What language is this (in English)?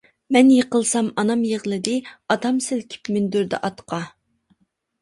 Uyghur